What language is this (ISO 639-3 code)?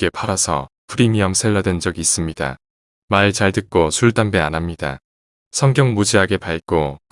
kor